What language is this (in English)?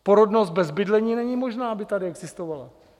Czech